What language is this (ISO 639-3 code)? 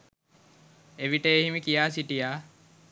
sin